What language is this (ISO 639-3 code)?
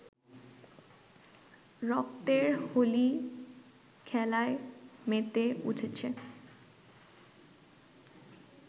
ben